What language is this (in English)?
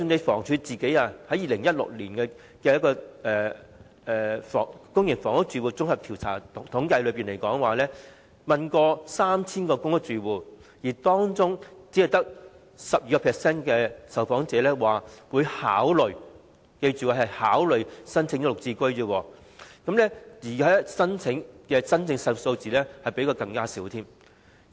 Cantonese